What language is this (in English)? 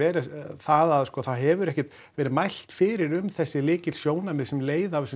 Icelandic